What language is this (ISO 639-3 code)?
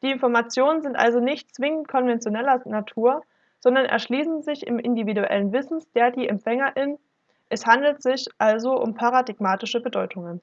deu